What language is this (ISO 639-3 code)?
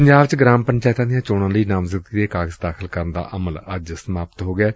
pan